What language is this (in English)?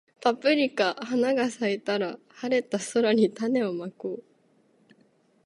Japanese